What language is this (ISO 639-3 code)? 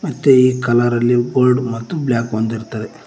kan